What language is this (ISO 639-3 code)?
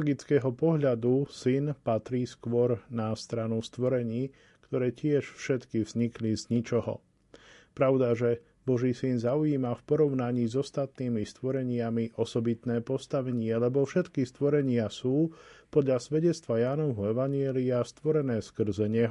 slk